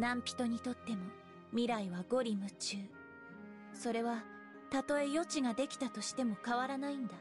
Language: Japanese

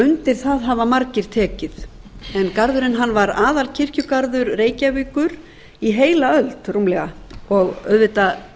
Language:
Icelandic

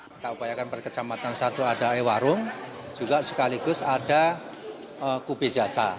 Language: Indonesian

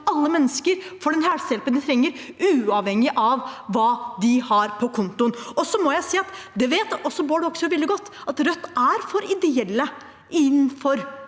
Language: Norwegian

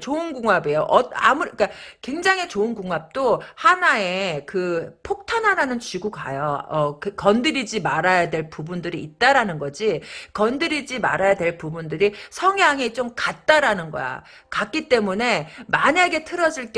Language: Korean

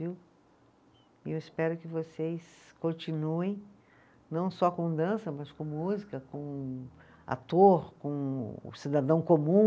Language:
Portuguese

